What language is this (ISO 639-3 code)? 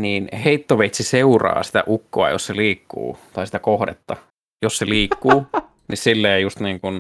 fin